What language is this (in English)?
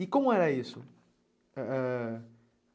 Portuguese